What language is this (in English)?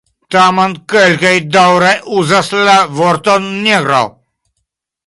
Esperanto